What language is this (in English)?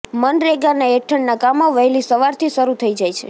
Gujarati